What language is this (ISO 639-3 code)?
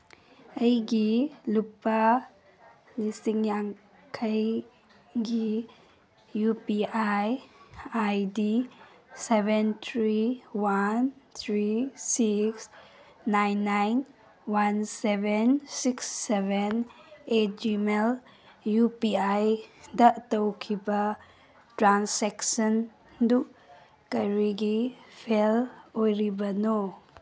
mni